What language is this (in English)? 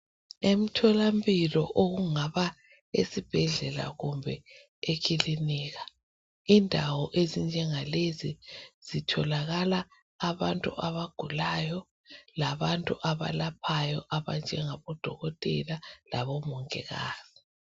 North Ndebele